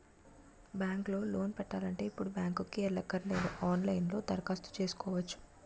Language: Telugu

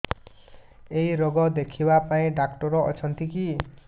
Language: Odia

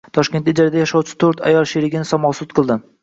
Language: Uzbek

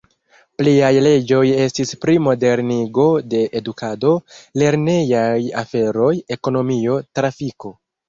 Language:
Esperanto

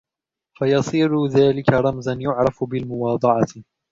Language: Arabic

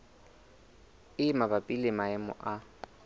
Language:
Southern Sotho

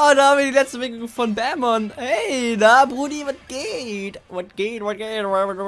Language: German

